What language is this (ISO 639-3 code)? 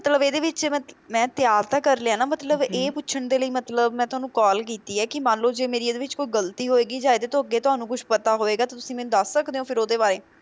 pan